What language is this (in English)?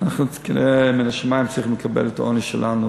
Hebrew